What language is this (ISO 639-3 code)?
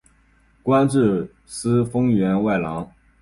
zho